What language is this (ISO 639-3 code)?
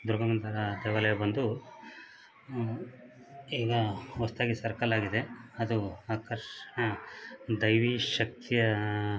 kan